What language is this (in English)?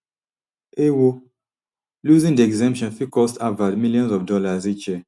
Nigerian Pidgin